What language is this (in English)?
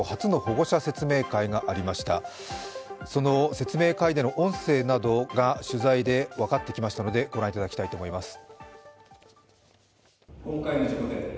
Japanese